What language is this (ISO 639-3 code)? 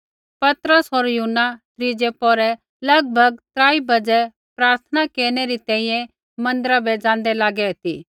kfx